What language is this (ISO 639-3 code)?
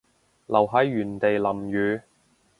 yue